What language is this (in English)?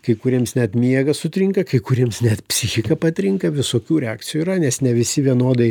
Lithuanian